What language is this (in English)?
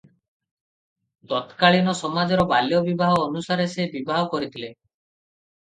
Odia